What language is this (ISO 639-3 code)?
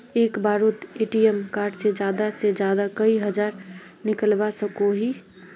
mag